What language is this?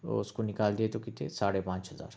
Urdu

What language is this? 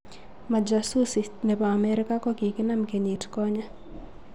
Kalenjin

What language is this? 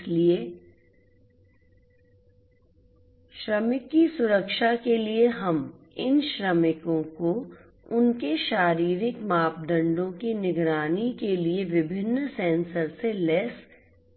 Hindi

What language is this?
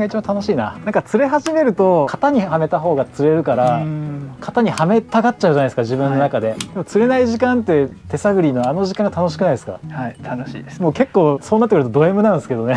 Japanese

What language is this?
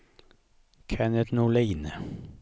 Swedish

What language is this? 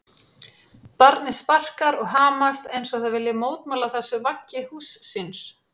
Icelandic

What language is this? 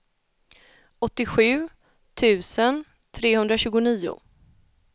Swedish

